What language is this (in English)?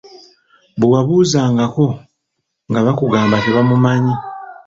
Ganda